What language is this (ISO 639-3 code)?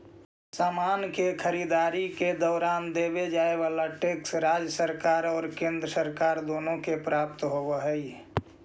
mag